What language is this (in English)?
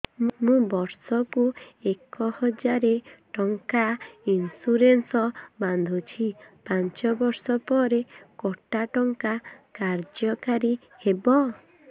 Odia